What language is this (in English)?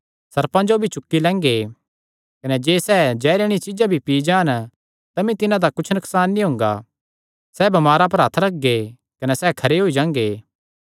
Kangri